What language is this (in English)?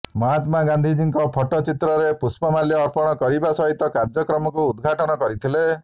Odia